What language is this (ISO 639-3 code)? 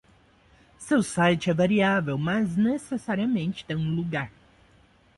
por